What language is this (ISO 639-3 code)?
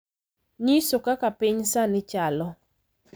luo